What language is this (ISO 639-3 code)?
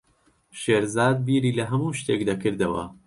ckb